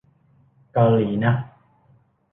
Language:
Thai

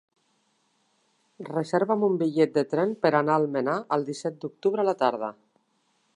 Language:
Catalan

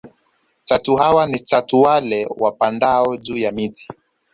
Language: Swahili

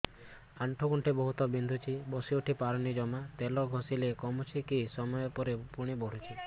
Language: Odia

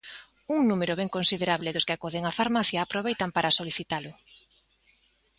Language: Galician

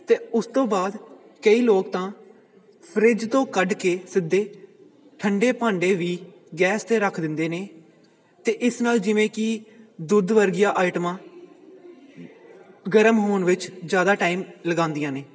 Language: Punjabi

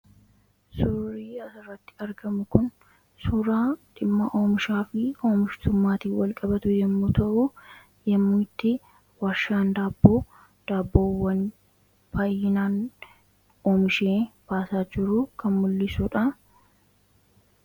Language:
Oromo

